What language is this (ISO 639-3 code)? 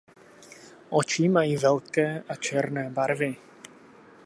ces